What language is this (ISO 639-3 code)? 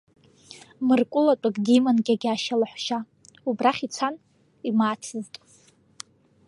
abk